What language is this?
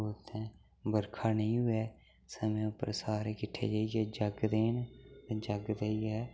Dogri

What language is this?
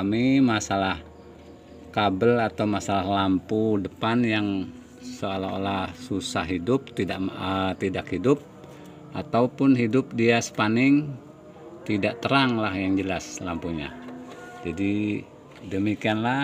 Indonesian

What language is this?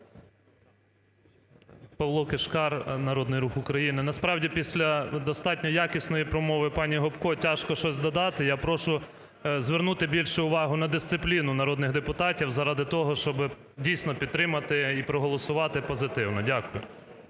Ukrainian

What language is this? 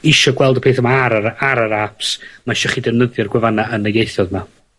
Welsh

